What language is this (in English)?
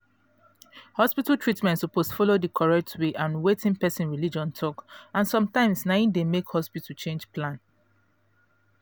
Nigerian Pidgin